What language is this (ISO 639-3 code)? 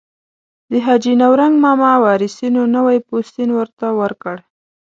pus